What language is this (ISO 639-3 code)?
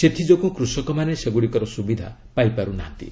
ori